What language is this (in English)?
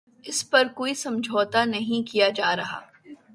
Urdu